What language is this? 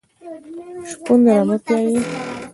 Pashto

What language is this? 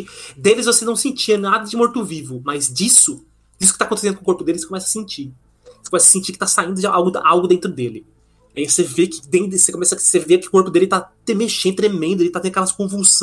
Portuguese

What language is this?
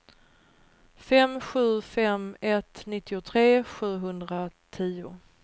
Swedish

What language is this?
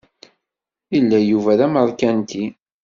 Kabyle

